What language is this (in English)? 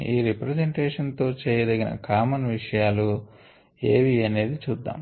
Telugu